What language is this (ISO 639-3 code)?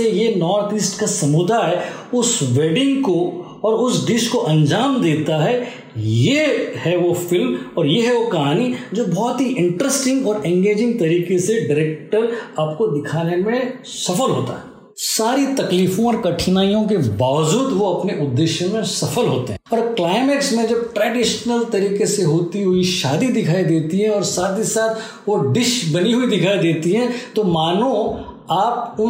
hin